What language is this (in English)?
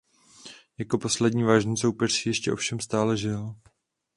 Czech